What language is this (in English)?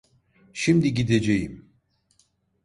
Turkish